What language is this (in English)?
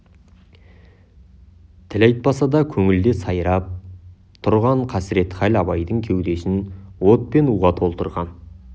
Kazakh